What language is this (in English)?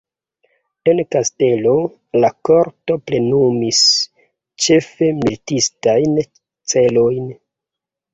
Esperanto